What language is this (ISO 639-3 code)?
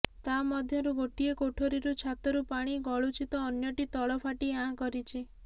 ori